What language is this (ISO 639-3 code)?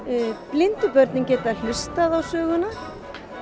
isl